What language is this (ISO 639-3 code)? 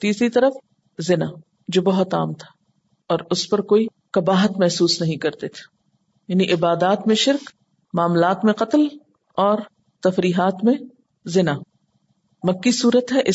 urd